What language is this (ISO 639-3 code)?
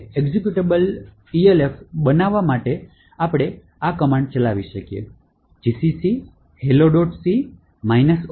guj